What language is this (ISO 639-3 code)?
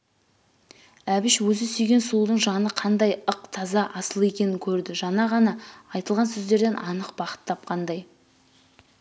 kaz